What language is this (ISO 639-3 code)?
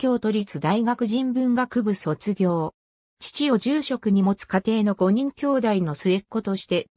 jpn